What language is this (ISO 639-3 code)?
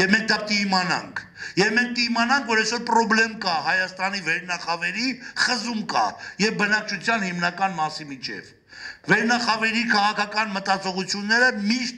nld